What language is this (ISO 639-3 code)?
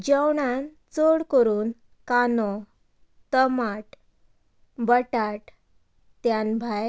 kok